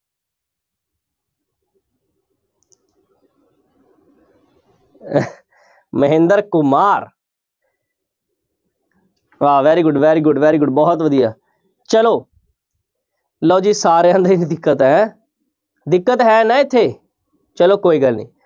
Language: Punjabi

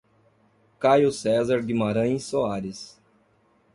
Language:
Portuguese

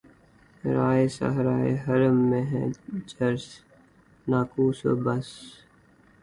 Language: Urdu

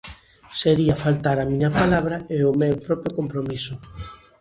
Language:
Galician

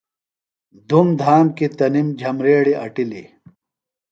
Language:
Phalura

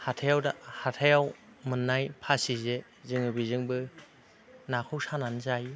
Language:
Bodo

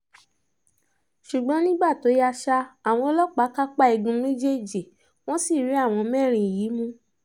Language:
Yoruba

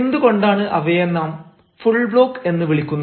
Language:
Malayalam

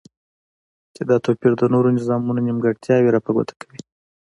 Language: Pashto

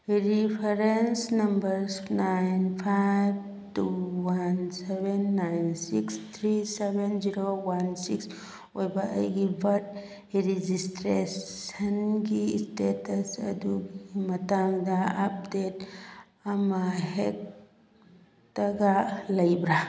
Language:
Manipuri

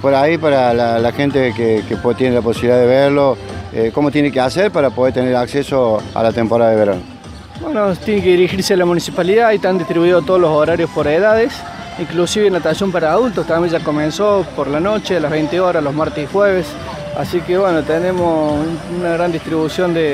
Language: Spanish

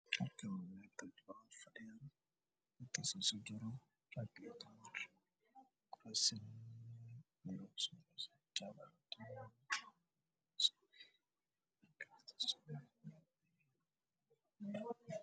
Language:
Somali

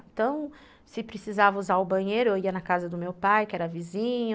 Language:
Portuguese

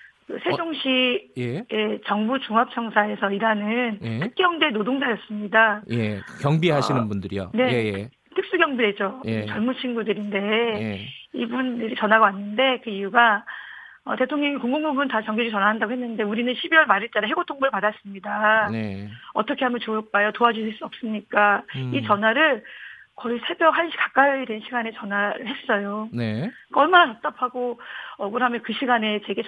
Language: Korean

